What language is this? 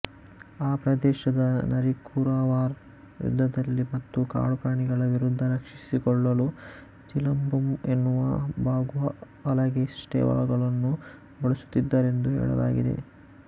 Kannada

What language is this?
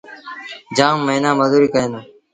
Sindhi Bhil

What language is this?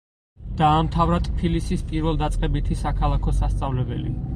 Georgian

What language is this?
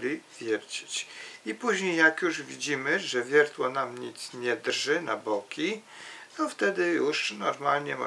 Polish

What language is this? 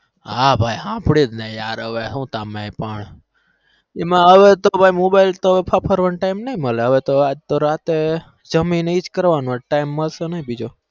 Gujarati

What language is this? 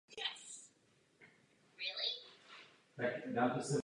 Czech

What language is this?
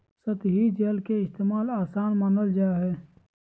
Magahi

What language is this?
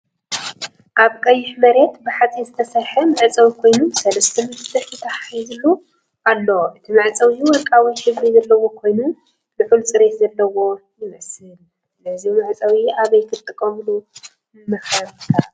Tigrinya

